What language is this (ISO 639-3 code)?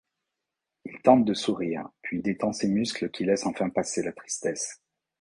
fra